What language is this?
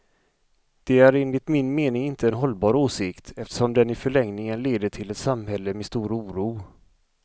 Swedish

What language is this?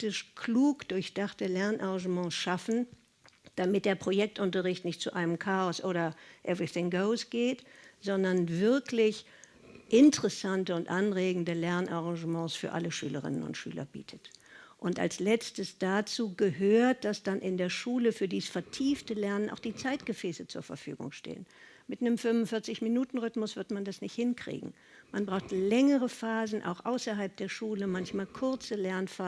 German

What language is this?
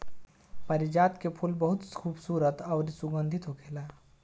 Bhojpuri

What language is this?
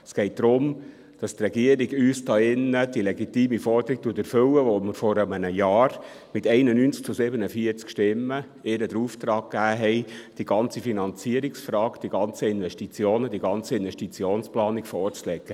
Swiss German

